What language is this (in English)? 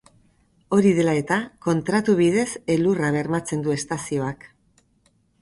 Basque